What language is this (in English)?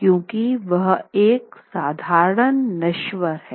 Hindi